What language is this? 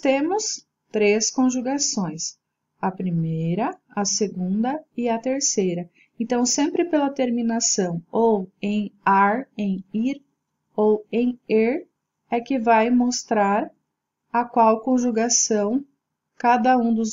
Portuguese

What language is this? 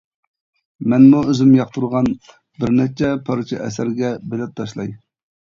Uyghur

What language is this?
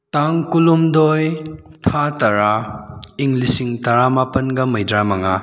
Manipuri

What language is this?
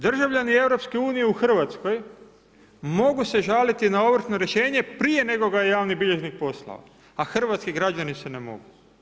Croatian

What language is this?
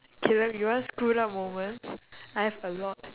English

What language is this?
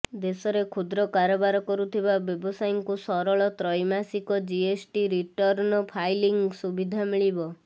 Odia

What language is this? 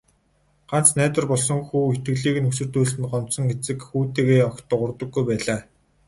Mongolian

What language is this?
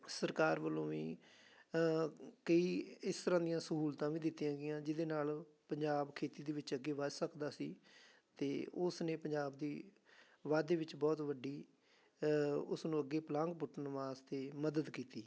Punjabi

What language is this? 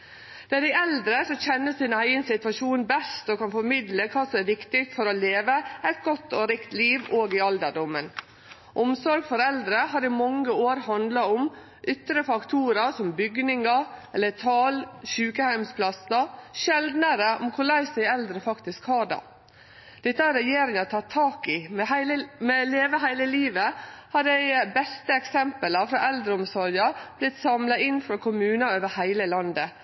Norwegian Nynorsk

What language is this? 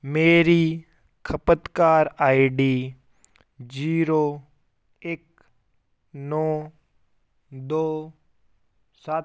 Punjabi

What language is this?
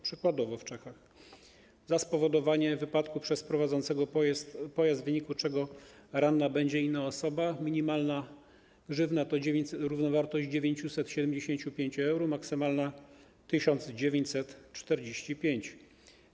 Polish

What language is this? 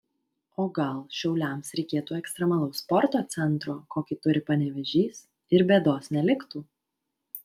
Lithuanian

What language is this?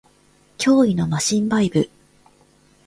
Japanese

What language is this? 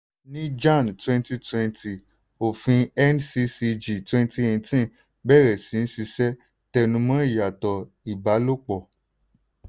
Yoruba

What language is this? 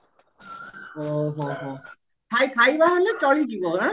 Odia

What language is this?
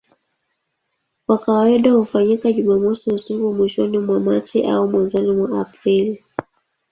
Swahili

